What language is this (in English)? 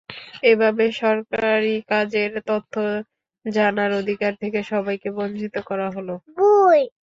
Bangla